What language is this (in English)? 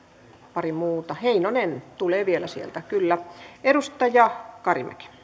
Finnish